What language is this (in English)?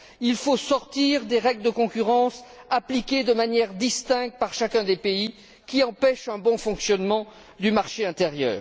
French